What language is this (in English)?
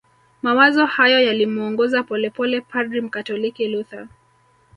Swahili